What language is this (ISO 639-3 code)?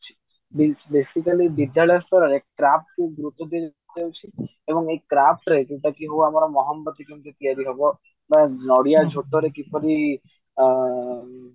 ori